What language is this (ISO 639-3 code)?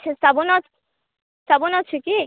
ori